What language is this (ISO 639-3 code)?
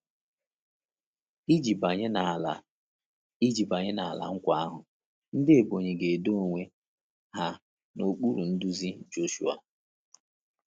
ibo